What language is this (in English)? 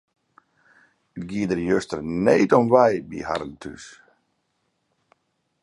Western Frisian